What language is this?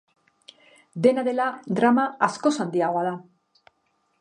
Basque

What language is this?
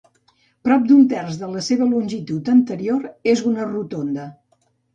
Catalan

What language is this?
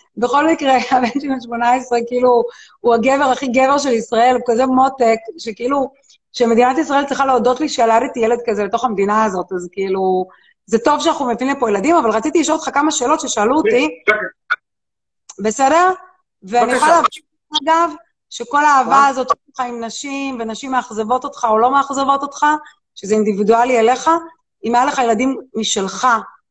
Hebrew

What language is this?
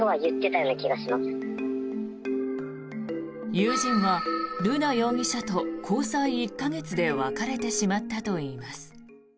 Japanese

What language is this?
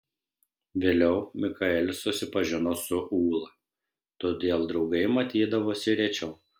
Lithuanian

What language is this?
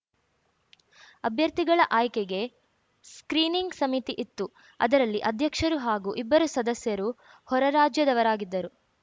Kannada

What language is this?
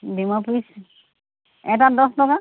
Assamese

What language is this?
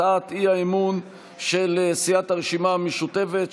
Hebrew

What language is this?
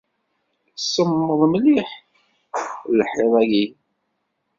Kabyle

